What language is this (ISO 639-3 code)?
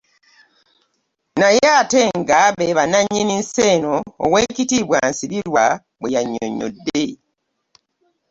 lug